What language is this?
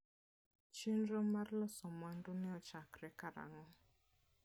Luo (Kenya and Tanzania)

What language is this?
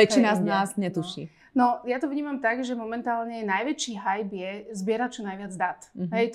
Slovak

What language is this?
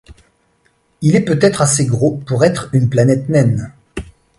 French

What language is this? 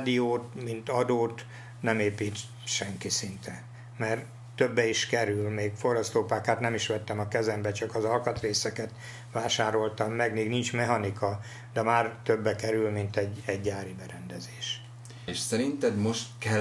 Hungarian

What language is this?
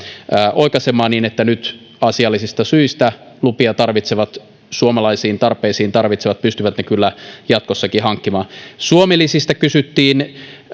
Finnish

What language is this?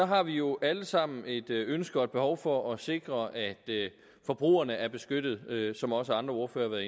Danish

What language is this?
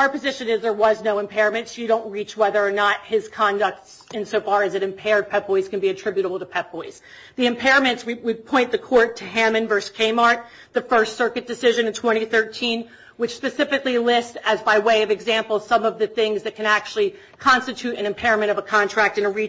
English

